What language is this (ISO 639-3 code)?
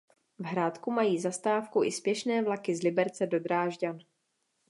ces